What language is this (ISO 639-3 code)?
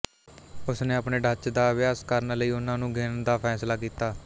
pan